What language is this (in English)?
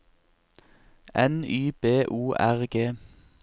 Norwegian